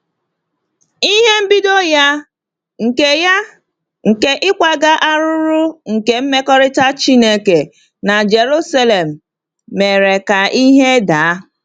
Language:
Igbo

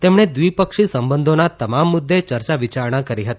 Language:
Gujarati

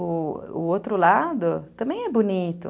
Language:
Portuguese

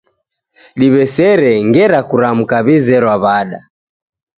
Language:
Taita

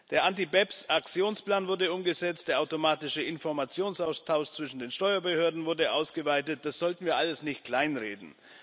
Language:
German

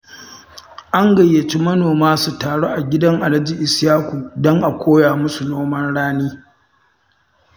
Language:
Hausa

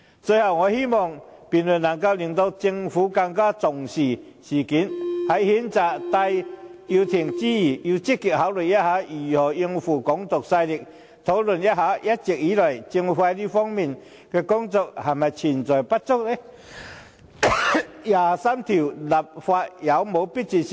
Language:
Cantonese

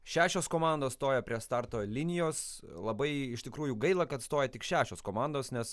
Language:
Lithuanian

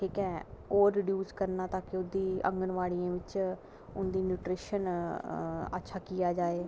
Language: Dogri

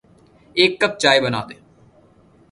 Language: Urdu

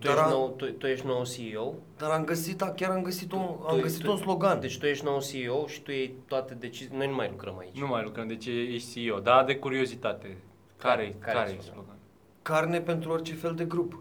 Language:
Romanian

